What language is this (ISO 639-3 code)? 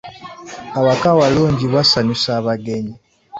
lug